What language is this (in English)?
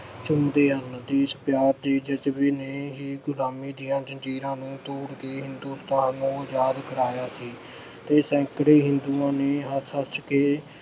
Punjabi